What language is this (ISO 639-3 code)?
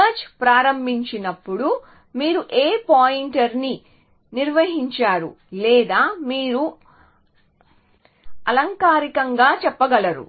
tel